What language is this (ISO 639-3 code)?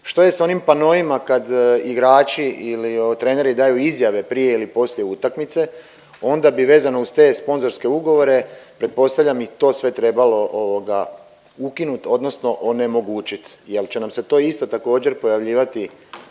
hrv